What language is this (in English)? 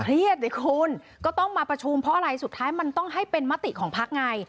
Thai